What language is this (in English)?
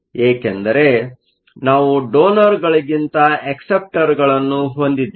Kannada